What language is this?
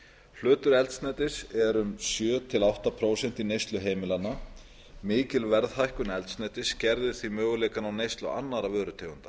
Icelandic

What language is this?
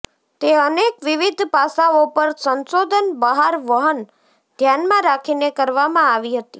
Gujarati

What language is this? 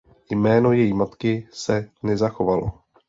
Czech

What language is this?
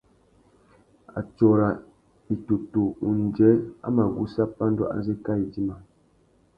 Tuki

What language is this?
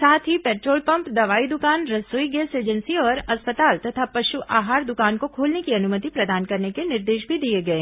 Hindi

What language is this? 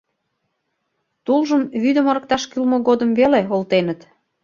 Mari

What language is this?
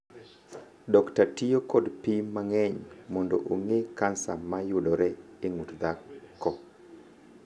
Luo (Kenya and Tanzania)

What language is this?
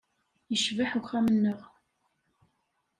Kabyle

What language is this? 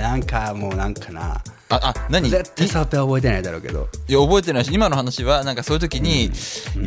Japanese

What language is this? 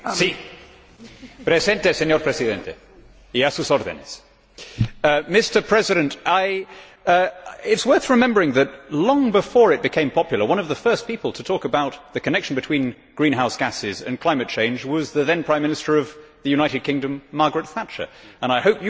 English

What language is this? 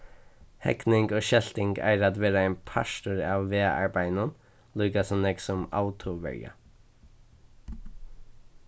Faroese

